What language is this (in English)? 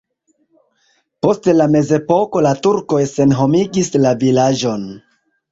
Esperanto